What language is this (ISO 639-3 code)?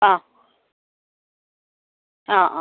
mal